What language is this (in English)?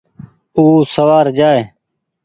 Goaria